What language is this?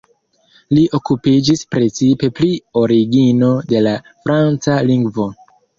Esperanto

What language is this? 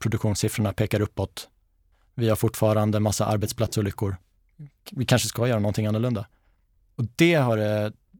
Swedish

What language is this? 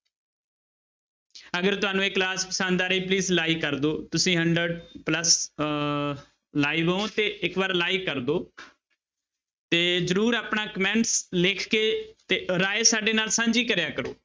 Punjabi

